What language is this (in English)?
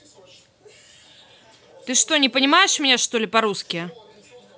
Russian